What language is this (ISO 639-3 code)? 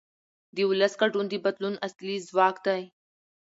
pus